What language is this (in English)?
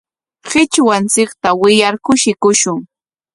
Corongo Ancash Quechua